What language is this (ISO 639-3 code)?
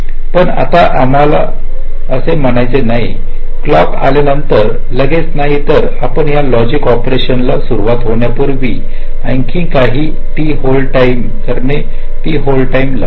mar